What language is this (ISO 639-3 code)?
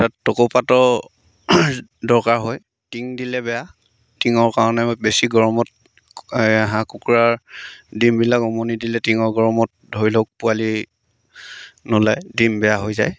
asm